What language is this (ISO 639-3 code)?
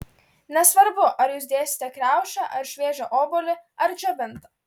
lit